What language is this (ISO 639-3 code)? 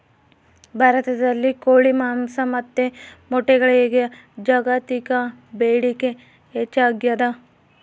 kan